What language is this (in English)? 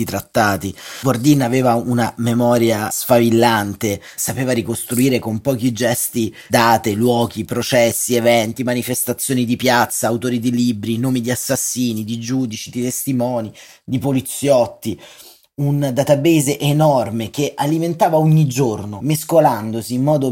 Italian